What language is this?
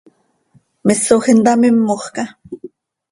Seri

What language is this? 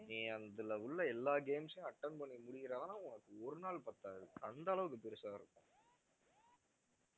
Tamil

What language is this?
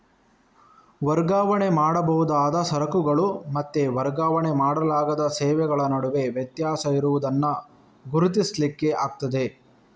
Kannada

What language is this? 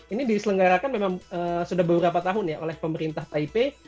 Indonesian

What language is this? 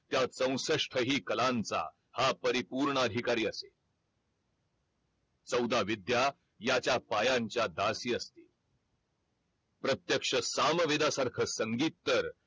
Marathi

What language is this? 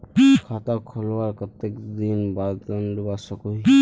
Magahi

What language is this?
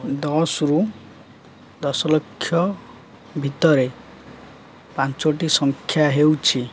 Odia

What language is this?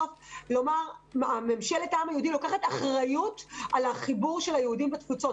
Hebrew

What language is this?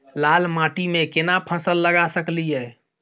Maithili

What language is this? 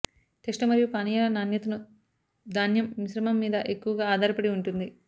Telugu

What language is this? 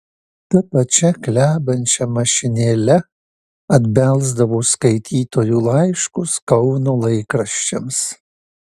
Lithuanian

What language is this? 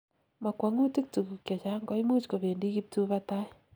Kalenjin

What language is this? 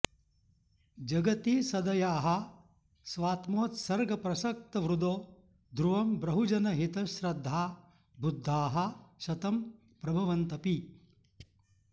Sanskrit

